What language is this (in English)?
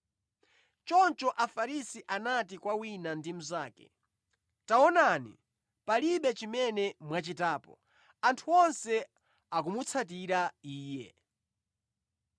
Nyanja